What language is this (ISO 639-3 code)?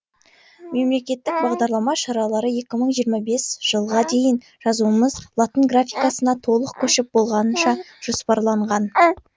kaz